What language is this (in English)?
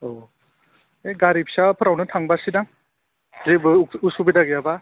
Bodo